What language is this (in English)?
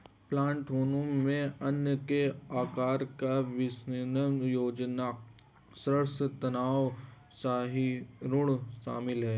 Hindi